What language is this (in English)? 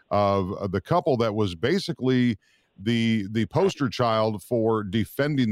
English